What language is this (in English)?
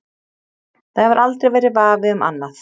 Icelandic